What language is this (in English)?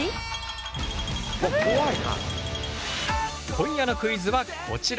Japanese